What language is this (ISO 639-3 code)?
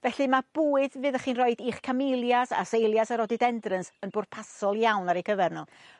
cym